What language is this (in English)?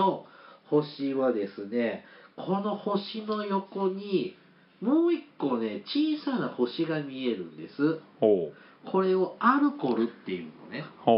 Japanese